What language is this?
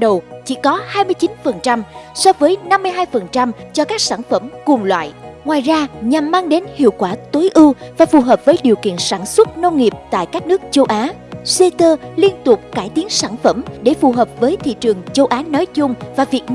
Vietnamese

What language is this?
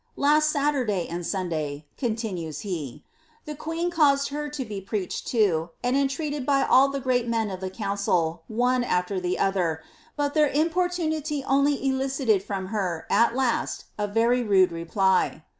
English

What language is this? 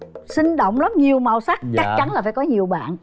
Vietnamese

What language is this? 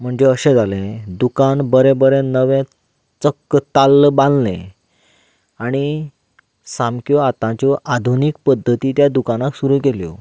Konkani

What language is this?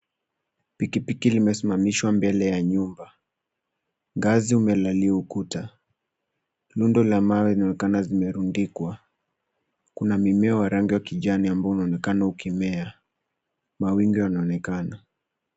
Swahili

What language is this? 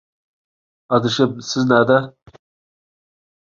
Uyghur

